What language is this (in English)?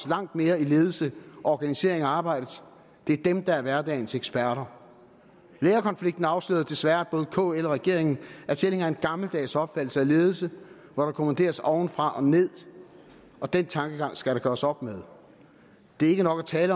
Danish